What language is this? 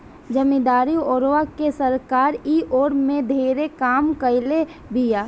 Bhojpuri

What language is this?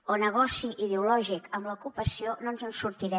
Catalan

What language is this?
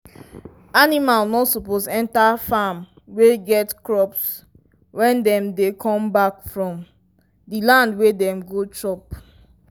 Nigerian Pidgin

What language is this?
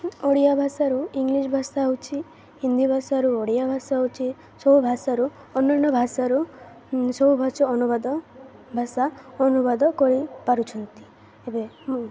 Odia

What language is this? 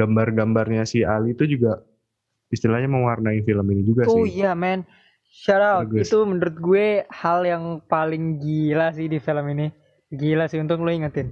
Indonesian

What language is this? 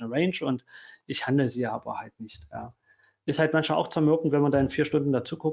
German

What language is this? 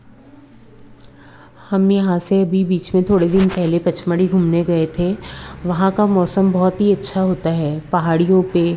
Hindi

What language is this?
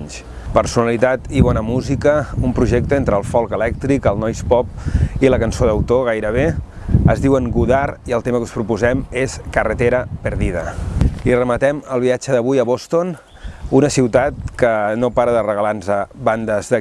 Spanish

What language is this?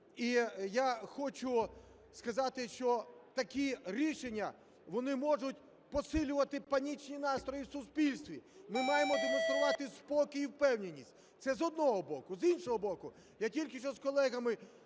Ukrainian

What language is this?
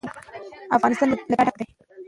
Pashto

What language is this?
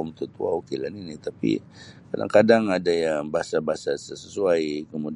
Sabah Bisaya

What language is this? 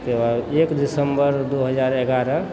Maithili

